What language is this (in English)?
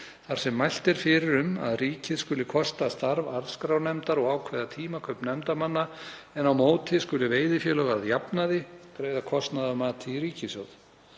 Icelandic